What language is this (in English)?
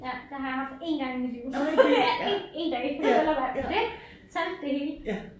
Danish